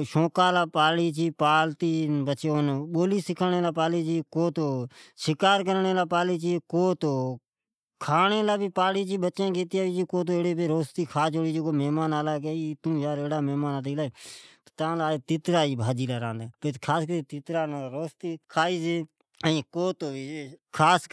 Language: Od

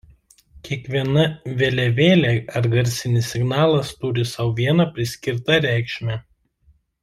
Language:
Lithuanian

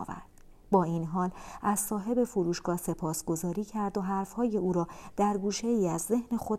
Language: Persian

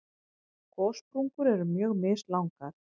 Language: Icelandic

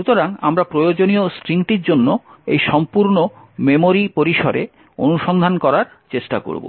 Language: Bangla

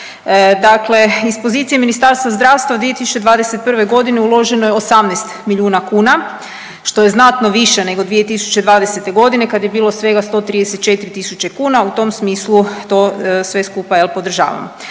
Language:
Croatian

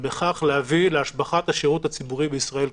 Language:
Hebrew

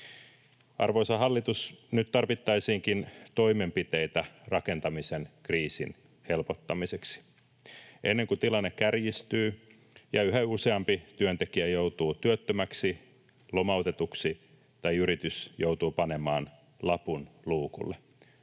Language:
Finnish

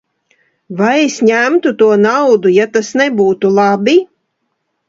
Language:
Latvian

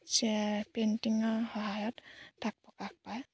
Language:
Assamese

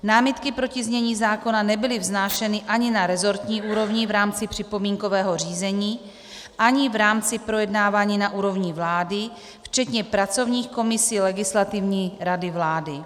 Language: Czech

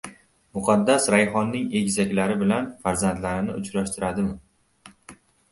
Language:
Uzbek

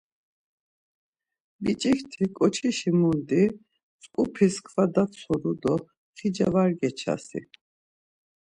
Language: Laz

